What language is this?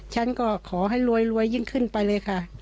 Thai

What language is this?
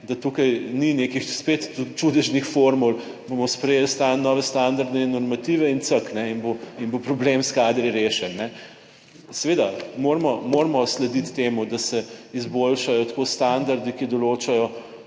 Slovenian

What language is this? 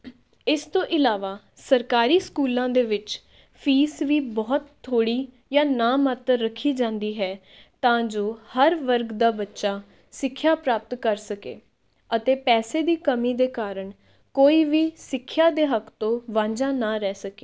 Punjabi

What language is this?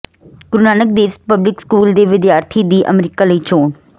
Punjabi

